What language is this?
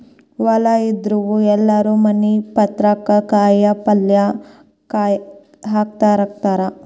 Kannada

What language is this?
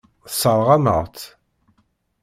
Kabyle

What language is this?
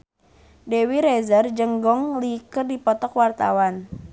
Sundanese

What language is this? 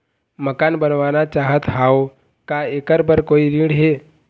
Chhattisgarhi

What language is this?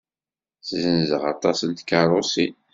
Kabyle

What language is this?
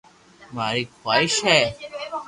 Loarki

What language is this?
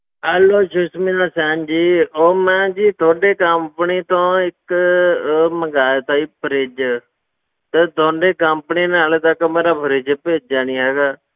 Punjabi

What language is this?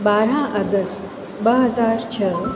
Sindhi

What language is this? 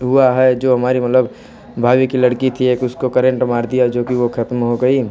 Hindi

